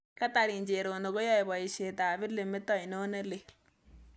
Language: Kalenjin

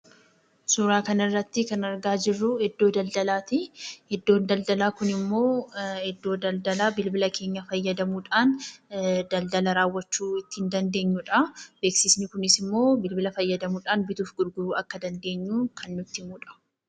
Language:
Oromo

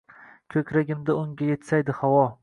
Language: Uzbek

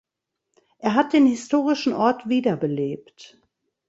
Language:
German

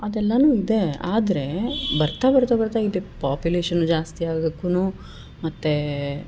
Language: Kannada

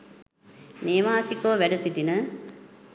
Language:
Sinhala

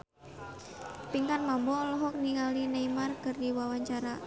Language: Sundanese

